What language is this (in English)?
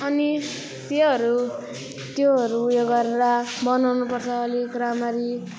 Nepali